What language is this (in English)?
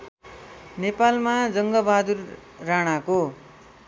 Nepali